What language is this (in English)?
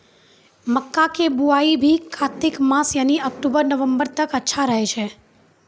Maithili